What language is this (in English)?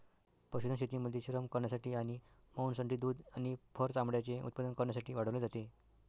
Marathi